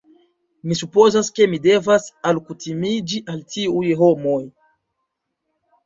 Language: Esperanto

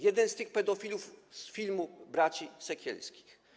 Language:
Polish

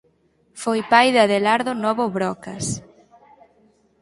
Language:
Galician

